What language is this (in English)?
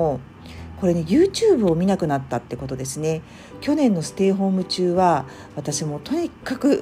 Japanese